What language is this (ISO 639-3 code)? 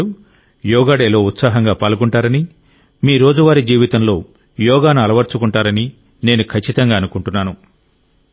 tel